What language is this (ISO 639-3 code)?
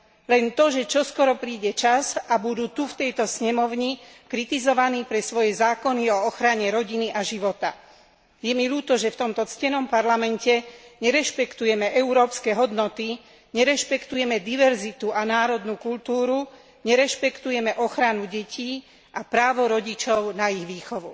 slk